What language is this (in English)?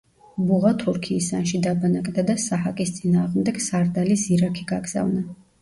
Georgian